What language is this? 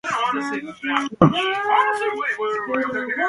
Asturian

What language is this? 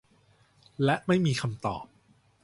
Thai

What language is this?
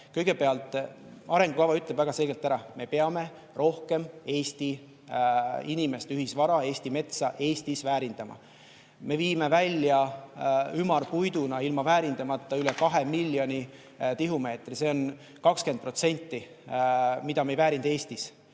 Estonian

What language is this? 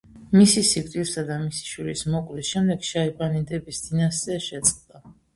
Georgian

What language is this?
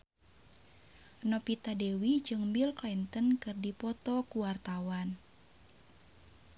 Sundanese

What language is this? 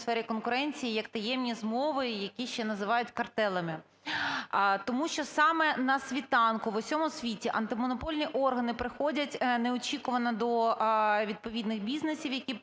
Ukrainian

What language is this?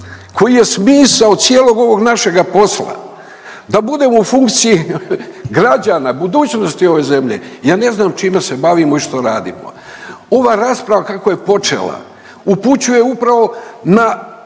Croatian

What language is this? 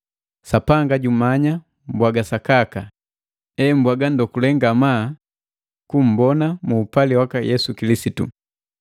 Matengo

